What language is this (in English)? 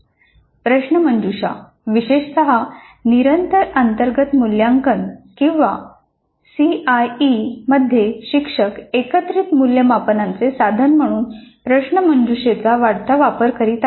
Marathi